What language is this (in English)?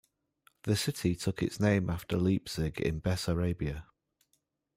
English